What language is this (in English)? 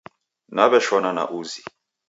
Taita